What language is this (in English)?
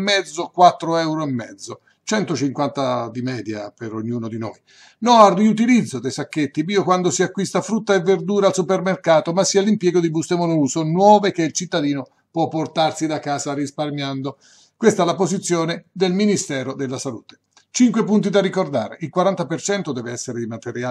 Italian